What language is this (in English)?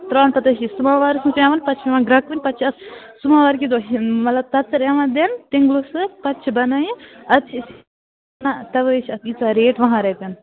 Kashmiri